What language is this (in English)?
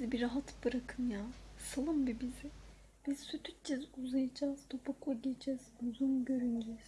Turkish